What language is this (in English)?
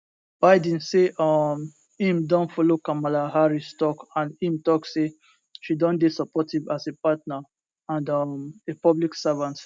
Nigerian Pidgin